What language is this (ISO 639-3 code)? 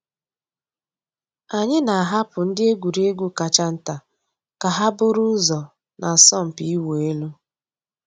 ibo